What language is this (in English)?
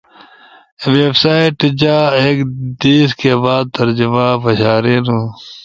Ushojo